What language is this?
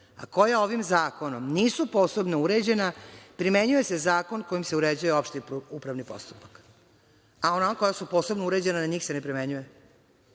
Serbian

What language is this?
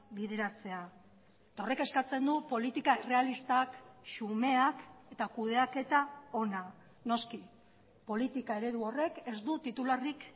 Basque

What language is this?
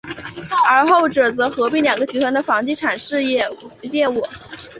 Chinese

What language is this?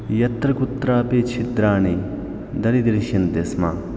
Sanskrit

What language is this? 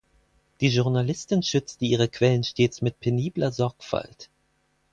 German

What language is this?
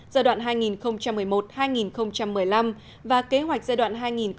Vietnamese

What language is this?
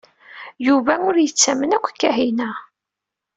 Kabyle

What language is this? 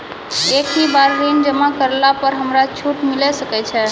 Maithili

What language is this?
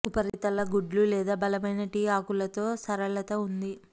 Telugu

